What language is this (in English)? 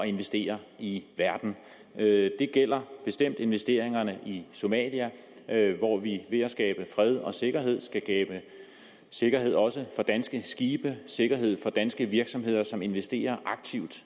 Danish